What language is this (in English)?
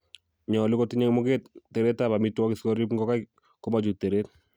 Kalenjin